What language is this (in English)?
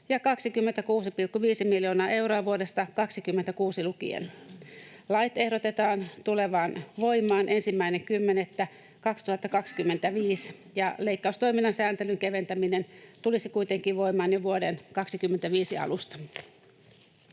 Finnish